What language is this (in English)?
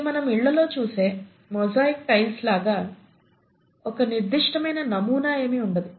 Telugu